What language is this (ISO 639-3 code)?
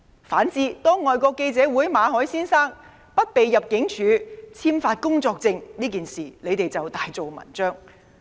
yue